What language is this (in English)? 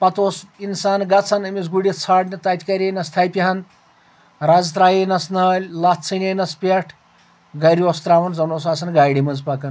Kashmiri